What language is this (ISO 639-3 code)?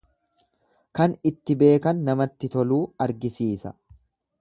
orm